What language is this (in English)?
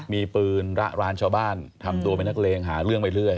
Thai